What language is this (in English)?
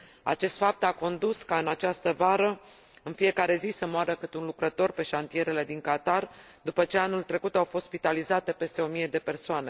Romanian